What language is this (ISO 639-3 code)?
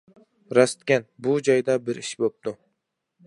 uig